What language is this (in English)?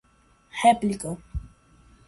Portuguese